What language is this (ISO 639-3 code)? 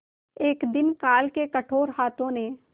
hin